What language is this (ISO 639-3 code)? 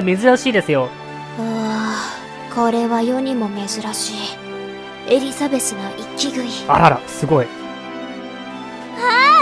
jpn